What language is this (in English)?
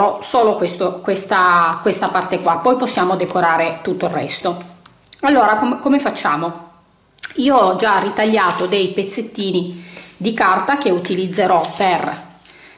Italian